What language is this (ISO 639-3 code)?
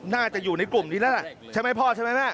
tha